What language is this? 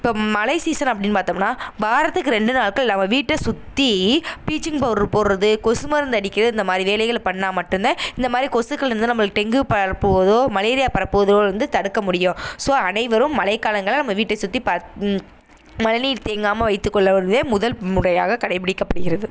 Tamil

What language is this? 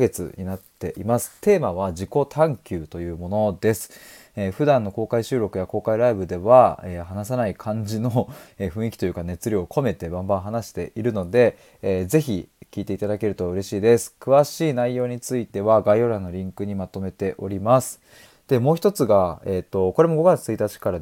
Japanese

